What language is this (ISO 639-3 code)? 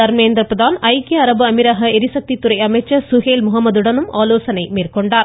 tam